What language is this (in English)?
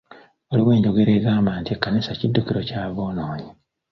Ganda